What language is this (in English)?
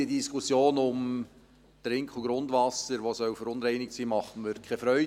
Swiss German